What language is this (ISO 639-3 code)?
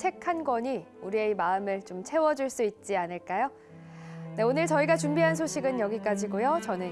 kor